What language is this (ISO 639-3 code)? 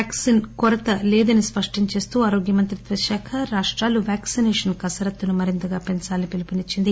tel